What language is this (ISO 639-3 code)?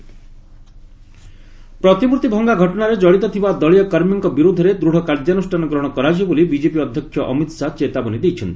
ori